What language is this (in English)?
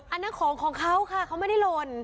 Thai